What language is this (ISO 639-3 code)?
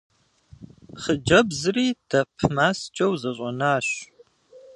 kbd